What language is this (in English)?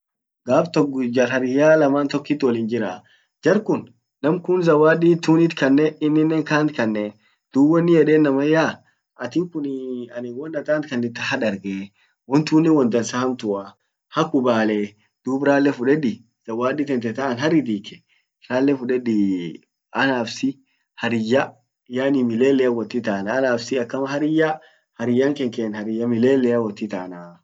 Orma